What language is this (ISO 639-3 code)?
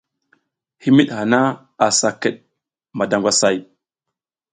giz